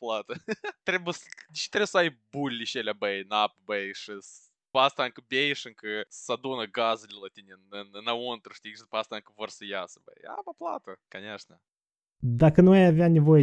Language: Romanian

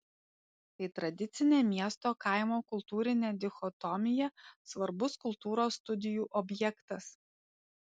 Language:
Lithuanian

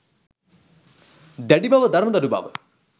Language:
Sinhala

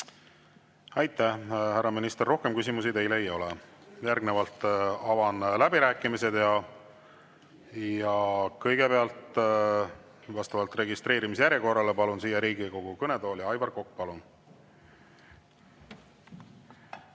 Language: Estonian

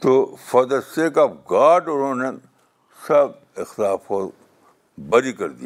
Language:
Urdu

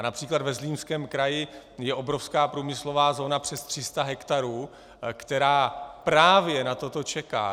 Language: Czech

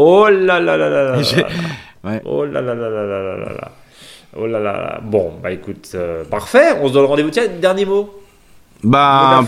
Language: French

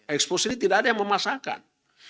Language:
Indonesian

